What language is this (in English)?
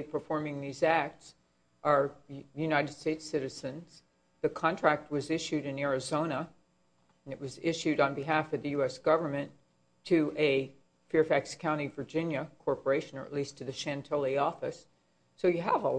English